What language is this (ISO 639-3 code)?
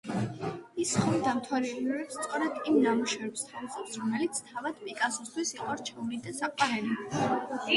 kat